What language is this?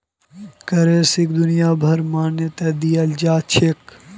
Magahi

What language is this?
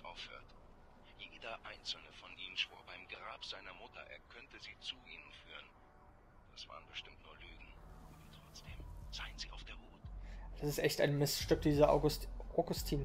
German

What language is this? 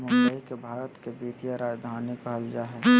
Magahi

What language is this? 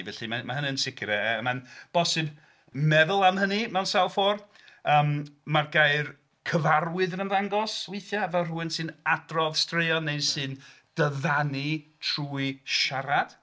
Welsh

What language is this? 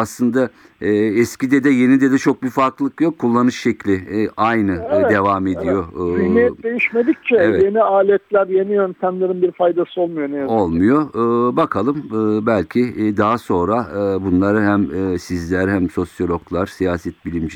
Turkish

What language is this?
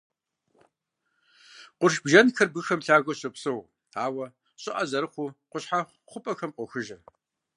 Kabardian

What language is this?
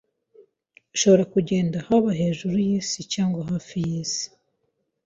Kinyarwanda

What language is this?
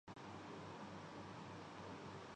Urdu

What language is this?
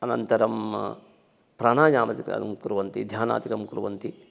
Sanskrit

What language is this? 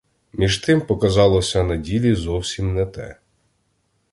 Ukrainian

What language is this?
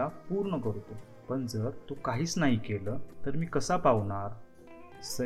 Marathi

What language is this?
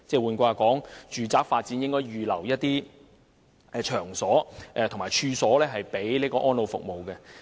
Cantonese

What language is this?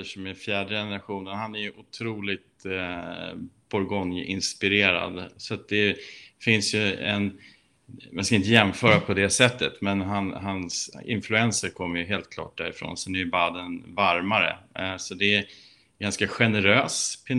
Swedish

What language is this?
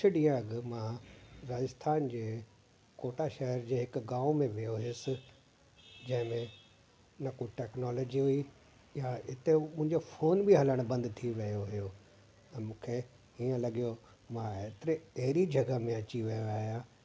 Sindhi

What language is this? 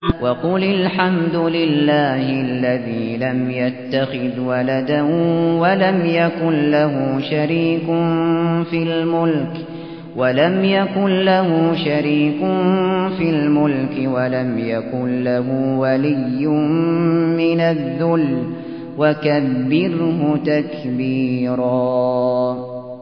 Arabic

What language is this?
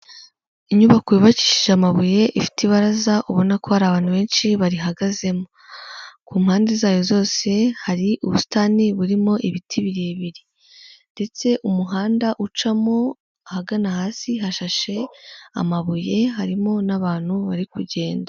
Kinyarwanda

